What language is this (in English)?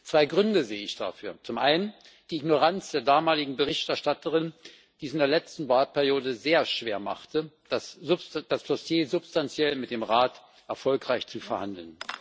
German